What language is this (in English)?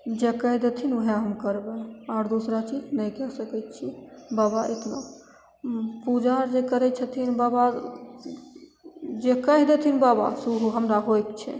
Maithili